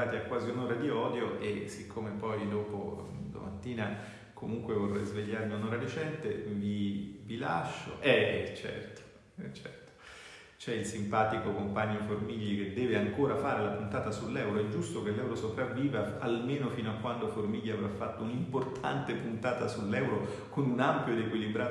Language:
Italian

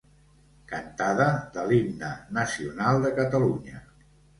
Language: Catalan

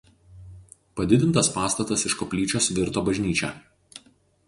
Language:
Lithuanian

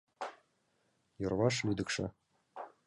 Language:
Mari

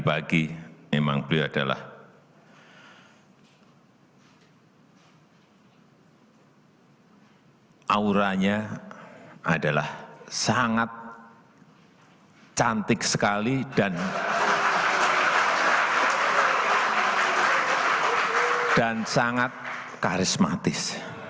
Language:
Indonesian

